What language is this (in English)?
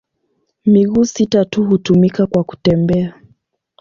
Swahili